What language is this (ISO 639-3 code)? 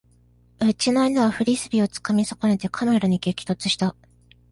jpn